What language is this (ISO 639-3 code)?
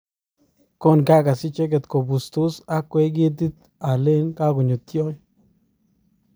kln